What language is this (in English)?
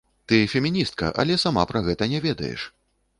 Belarusian